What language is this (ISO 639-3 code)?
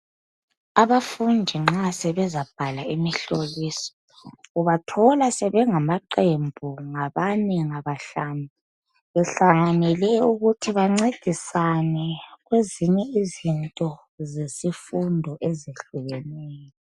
nde